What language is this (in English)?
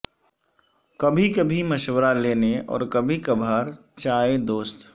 Urdu